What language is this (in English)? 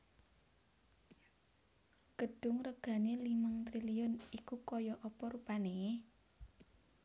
Javanese